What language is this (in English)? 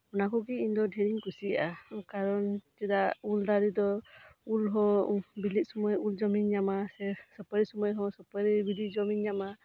Santali